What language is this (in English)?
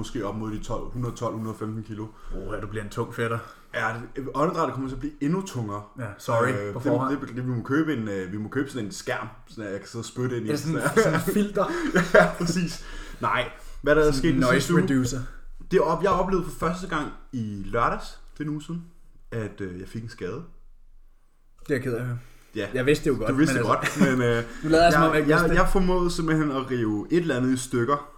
Danish